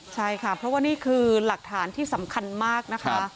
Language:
Thai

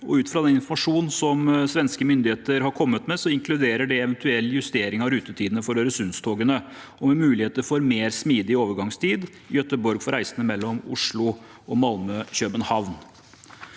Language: Norwegian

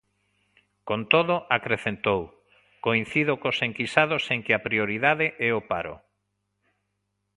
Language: Galician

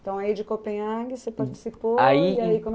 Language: Portuguese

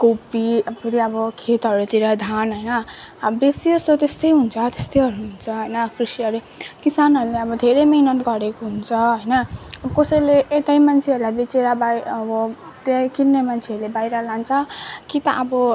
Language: Nepali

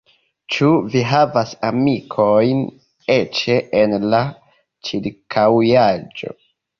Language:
Esperanto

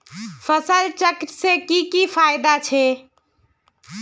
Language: Magahi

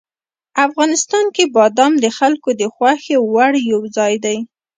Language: Pashto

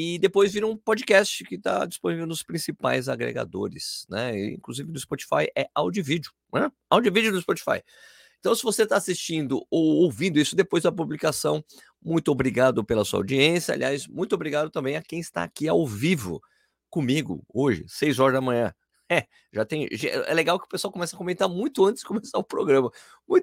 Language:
Portuguese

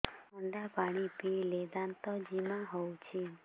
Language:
Odia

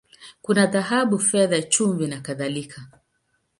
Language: Swahili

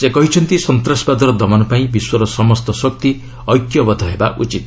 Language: Odia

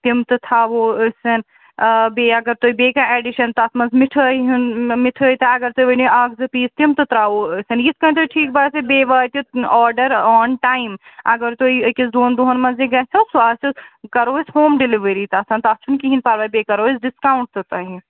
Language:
Kashmiri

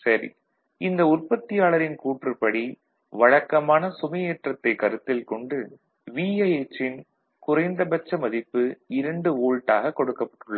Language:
Tamil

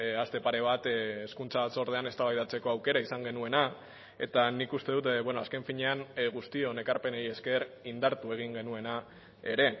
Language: Basque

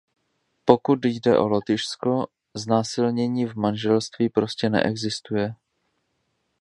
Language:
Czech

